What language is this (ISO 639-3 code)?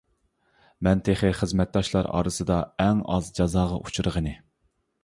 uig